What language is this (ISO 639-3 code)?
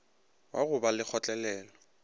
nso